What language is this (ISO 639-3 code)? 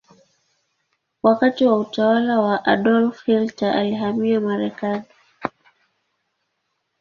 swa